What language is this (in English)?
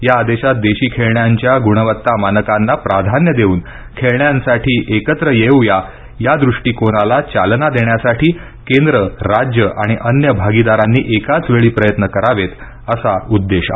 Marathi